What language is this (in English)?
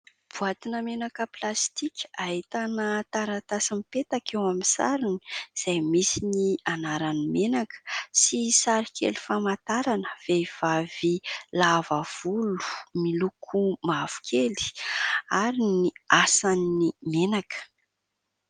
Malagasy